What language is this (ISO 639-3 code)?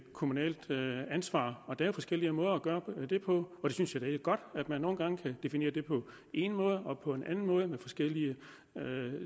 dan